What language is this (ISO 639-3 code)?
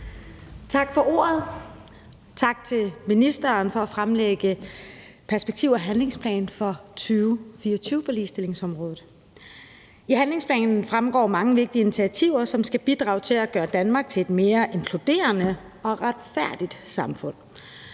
dan